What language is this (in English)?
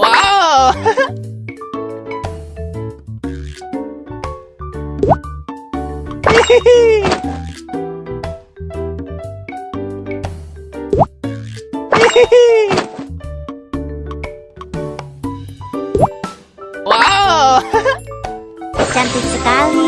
Indonesian